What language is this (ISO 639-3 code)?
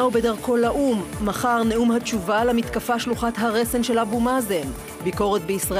heb